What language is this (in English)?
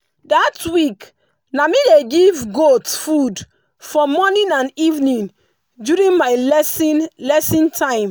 Nigerian Pidgin